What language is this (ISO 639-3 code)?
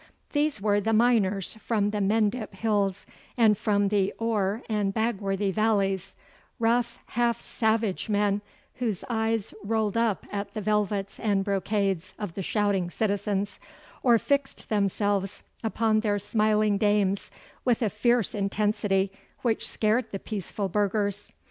eng